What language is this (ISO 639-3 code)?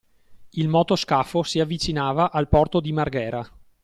ita